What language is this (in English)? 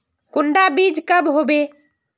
Magahi